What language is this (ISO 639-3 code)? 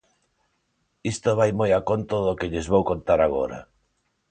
glg